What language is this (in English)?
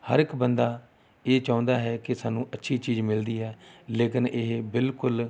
Punjabi